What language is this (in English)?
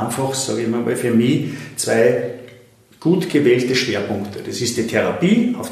German